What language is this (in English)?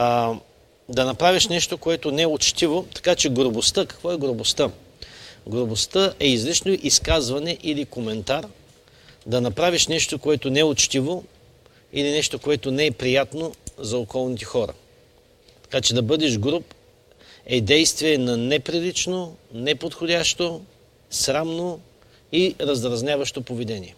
Bulgarian